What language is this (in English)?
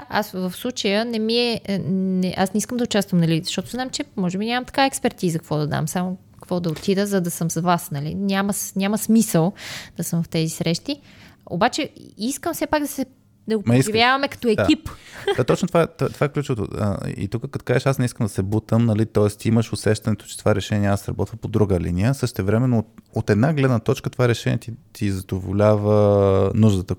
Bulgarian